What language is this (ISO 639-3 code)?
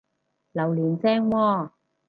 yue